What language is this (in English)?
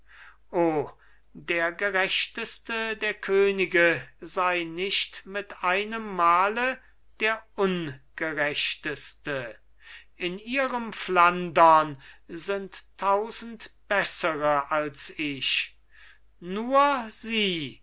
German